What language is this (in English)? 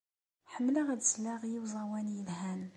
Kabyle